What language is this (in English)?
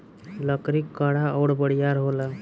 Bhojpuri